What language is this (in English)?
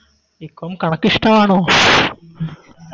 Malayalam